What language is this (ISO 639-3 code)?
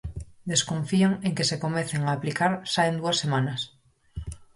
glg